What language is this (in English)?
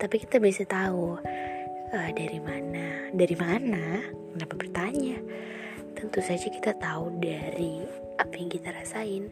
Indonesian